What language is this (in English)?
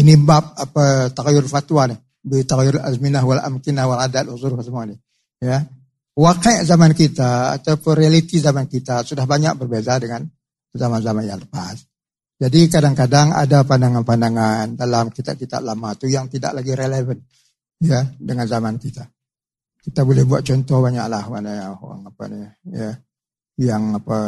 Malay